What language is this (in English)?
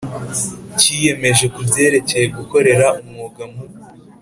Kinyarwanda